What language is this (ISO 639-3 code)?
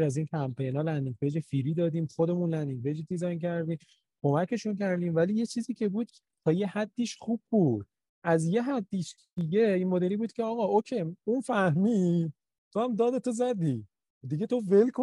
fas